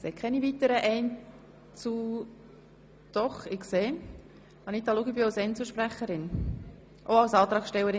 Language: Swiss German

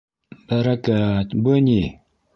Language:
Bashkir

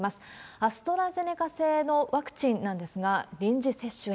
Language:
Japanese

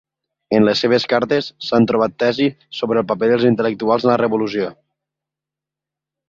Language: Catalan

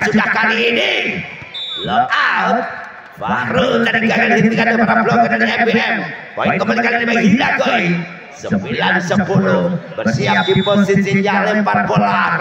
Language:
Indonesian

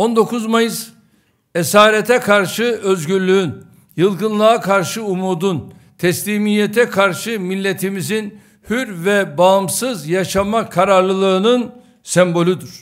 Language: Turkish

